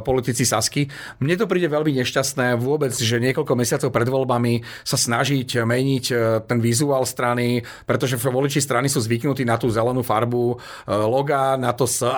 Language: Slovak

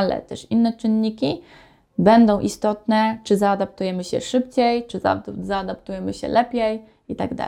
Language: Polish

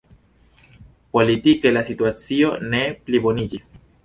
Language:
Esperanto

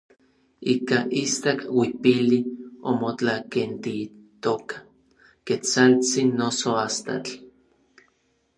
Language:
Orizaba Nahuatl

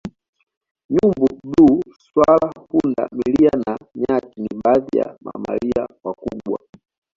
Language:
Swahili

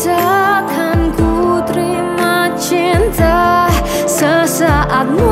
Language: Indonesian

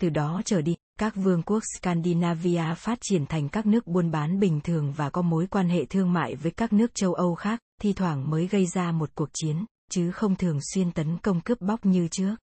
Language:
Vietnamese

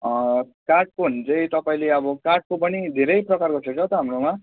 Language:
Nepali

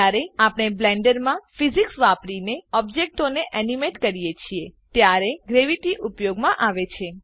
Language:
Gujarati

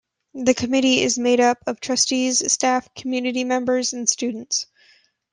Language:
English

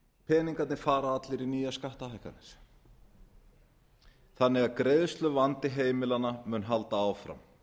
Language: Icelandic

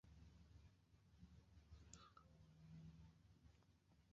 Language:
Hausa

